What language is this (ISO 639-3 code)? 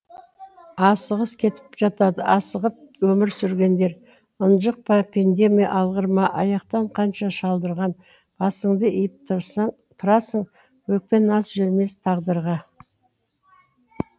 kaz